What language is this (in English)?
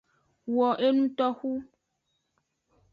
Aja (Benin)